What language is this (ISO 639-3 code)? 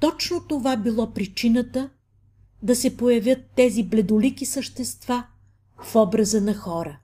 bul